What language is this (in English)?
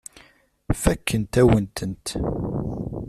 Kabyle